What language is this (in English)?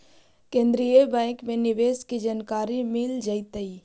Magahi